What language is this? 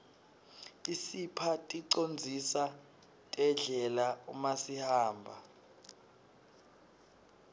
Swati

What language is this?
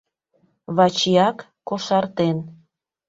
Mari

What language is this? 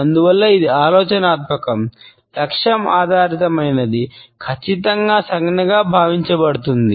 Telugu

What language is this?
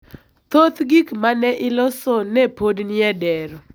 Luo (Kenya and Tanzania)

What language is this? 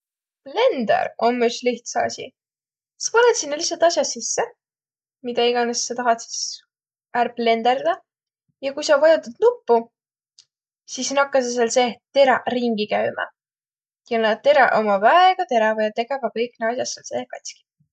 Võro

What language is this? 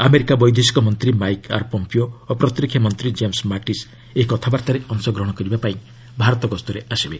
Odia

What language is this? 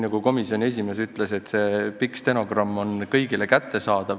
Estonian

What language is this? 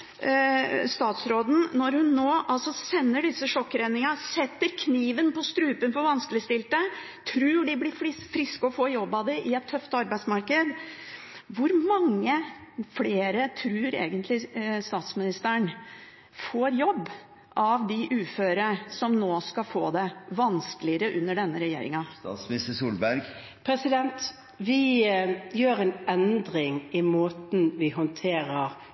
Norwegian Bokmål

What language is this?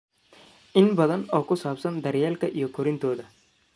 Somali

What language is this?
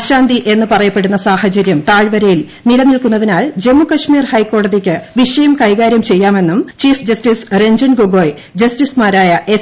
Malayalam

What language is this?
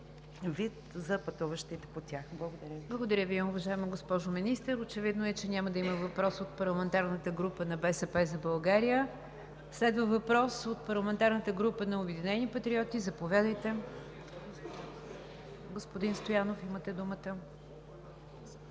Bulgarian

